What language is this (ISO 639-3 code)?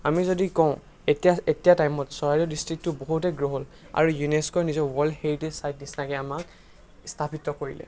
asm